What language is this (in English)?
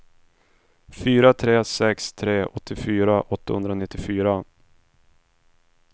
Swedish